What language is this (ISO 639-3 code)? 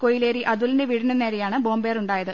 mal